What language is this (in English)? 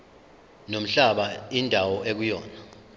Zulu